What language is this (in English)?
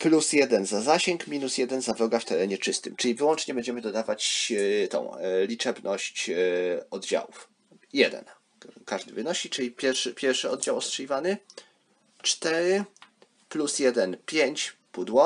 Polish